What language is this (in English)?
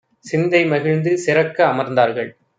Tamil